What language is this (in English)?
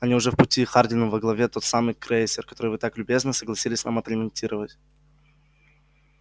Russian